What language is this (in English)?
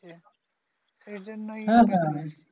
Bangla